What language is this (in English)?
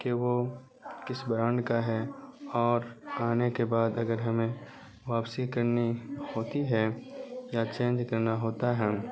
Urdu